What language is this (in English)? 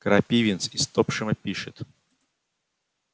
Russian